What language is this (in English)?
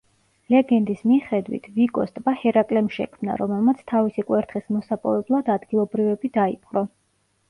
Georgian